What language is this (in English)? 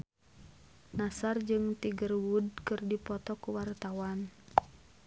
Sundanese